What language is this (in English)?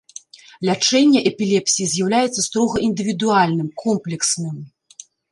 Belarusian